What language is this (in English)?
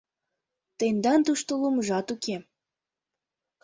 Mari